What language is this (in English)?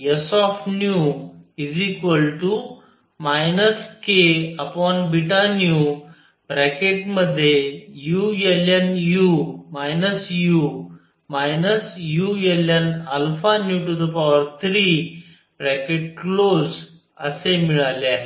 Marathi